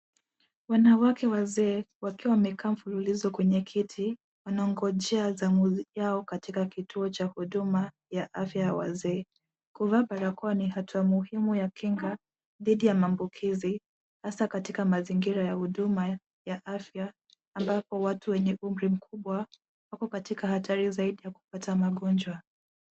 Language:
Swahili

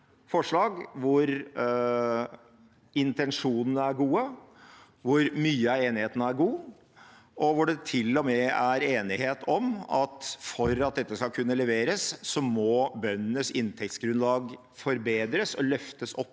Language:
Norwegian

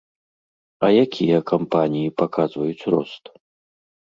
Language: Belarusian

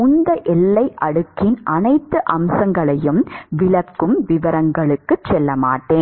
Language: Tamil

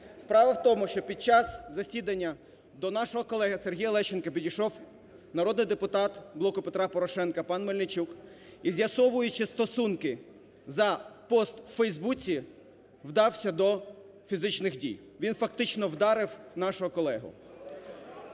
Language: Ukrainian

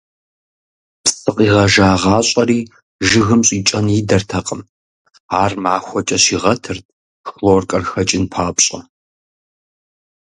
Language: Kabardian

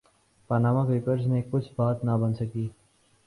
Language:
Urdu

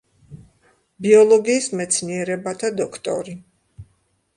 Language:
Georgian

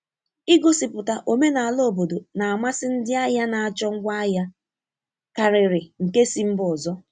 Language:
Igbo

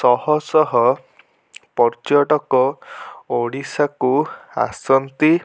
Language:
Odia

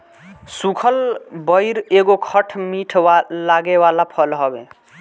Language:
Bhojpuri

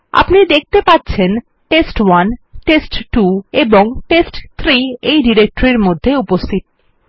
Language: Bangla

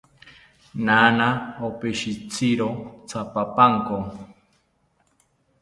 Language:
South Ucayali Ashéninka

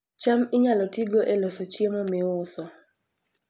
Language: Luo (Kenya and Tanzania)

